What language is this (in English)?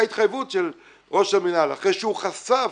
Hebrew